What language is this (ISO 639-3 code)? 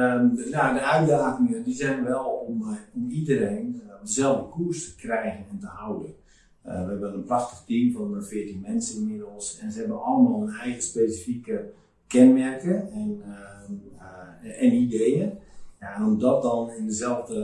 nld